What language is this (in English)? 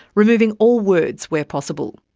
English